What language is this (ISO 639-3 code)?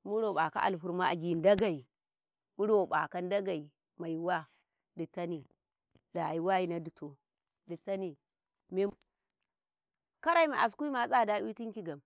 kai